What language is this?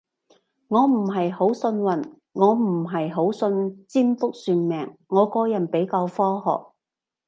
Cantonese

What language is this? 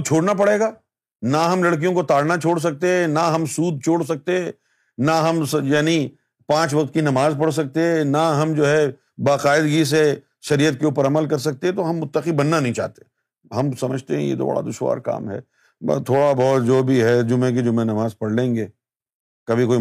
Urdu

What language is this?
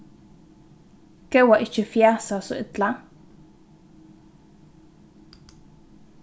Faroese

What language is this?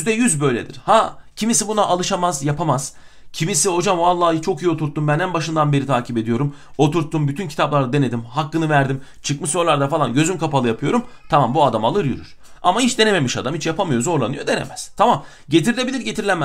Turkish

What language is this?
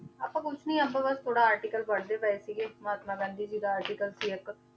Punjabi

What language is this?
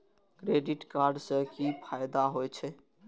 Maithili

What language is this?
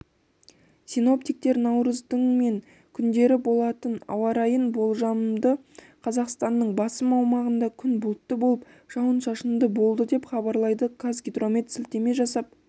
Kazakh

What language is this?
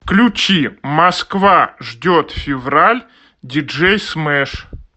Russian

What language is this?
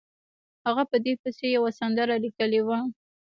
Pashto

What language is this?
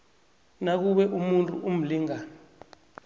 South Ndebele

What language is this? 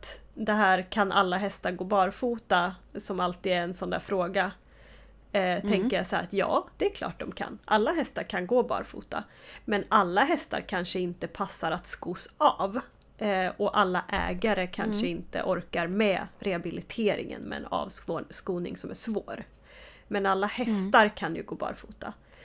Swedish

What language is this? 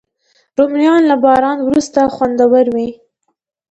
Pashto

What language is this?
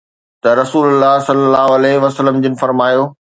Sindhi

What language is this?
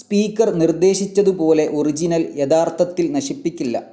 Malayalam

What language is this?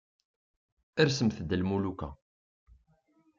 Kabyle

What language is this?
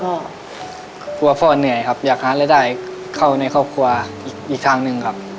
Thai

